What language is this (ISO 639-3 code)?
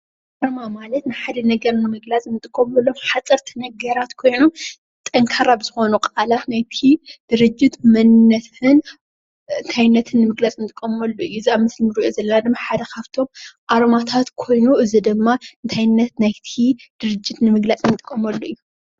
tir